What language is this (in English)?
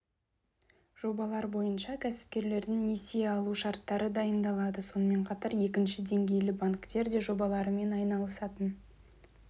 Kazakh